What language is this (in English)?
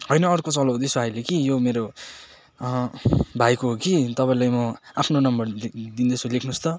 Nepali